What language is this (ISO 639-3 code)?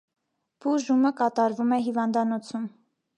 hye